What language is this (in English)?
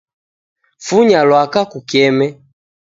Taita